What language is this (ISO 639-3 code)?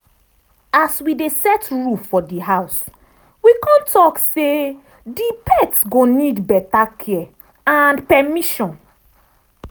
pcm